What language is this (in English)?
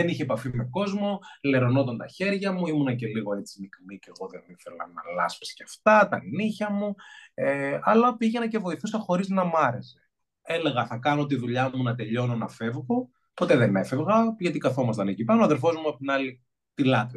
Greek